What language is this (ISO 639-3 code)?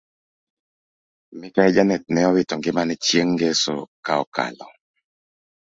luo